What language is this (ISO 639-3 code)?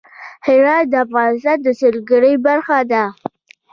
pus